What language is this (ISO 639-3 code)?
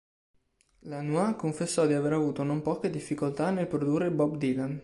ita